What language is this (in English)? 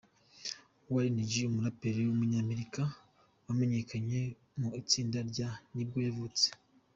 Kinyarwanda